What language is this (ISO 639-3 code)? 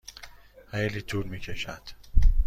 fas